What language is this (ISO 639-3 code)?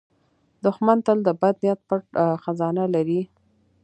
pus